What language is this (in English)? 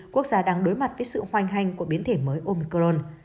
Vietnamese